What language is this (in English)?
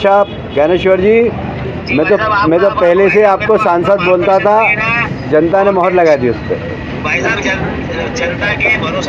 Hindi